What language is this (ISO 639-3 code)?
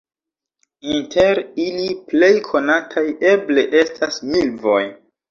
epo